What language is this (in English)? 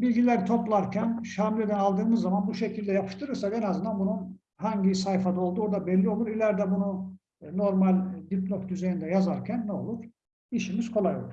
Turkish